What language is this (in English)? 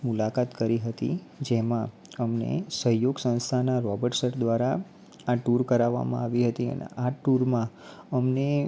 Gujarati